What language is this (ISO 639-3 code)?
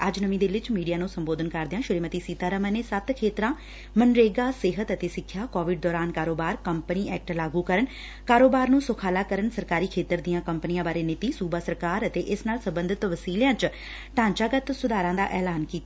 pan